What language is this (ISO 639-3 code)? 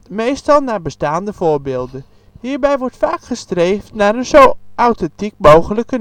nld